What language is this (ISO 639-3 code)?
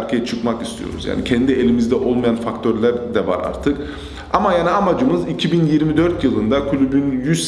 tur